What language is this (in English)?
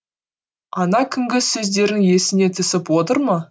Kazakh